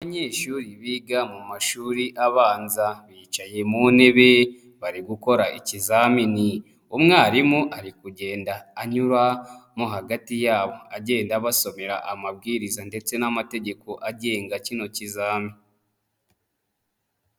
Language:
Kinyarwanda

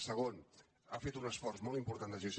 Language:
Catalan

